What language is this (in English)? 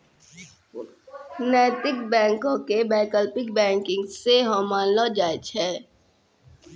Maithili